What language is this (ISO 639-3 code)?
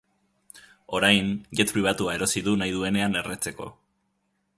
eus